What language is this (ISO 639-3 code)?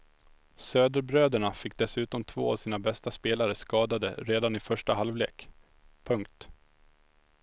swe